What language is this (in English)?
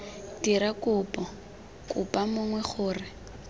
Tswana